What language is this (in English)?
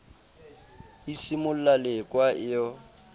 Southern Sotho